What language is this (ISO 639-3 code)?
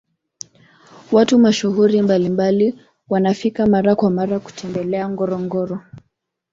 swa